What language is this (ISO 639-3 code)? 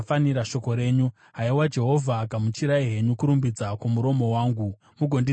sna